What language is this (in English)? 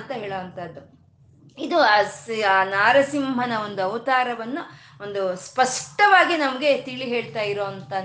Kannada